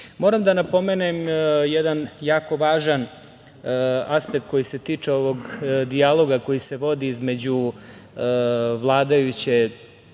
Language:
Serbian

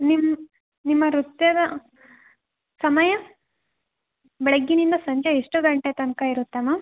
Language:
Kannada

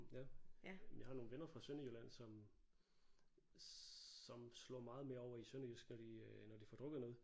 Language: Danish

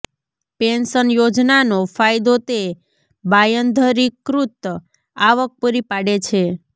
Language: Gujarati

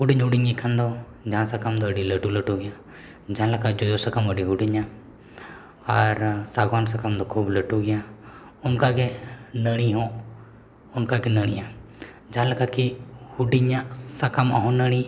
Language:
Santali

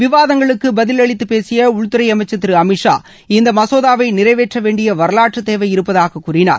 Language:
Tamil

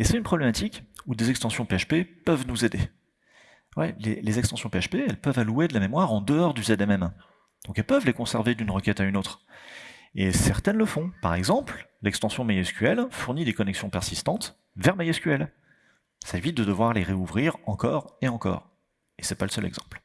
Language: French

